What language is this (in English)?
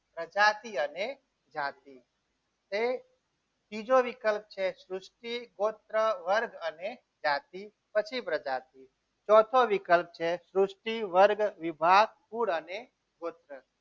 Gujarati